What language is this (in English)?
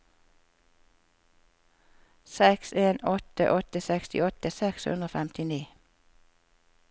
Norwegian